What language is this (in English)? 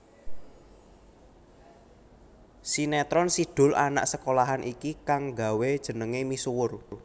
Javanese